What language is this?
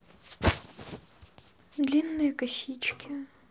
Russian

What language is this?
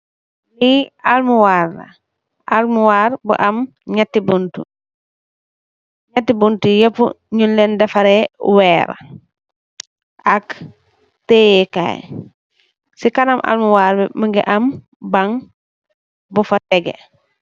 Wolof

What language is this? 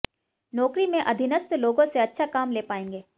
Hindi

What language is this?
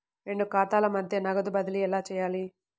Telugu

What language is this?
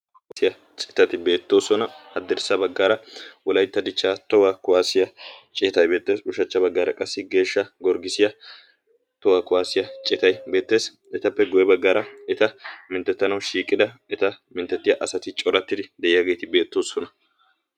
Wolaytta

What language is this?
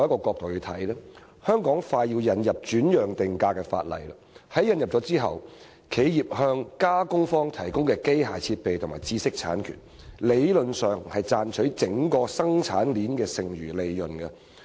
Cantonese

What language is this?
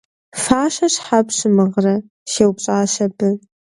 Kabardian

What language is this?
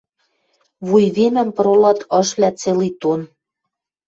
Western Mari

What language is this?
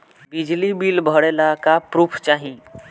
Bhojpuri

